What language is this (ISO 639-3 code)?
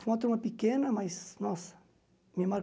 por